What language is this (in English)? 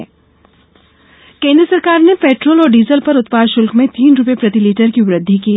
Hindi